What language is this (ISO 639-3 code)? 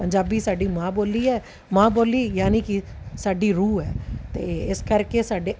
pan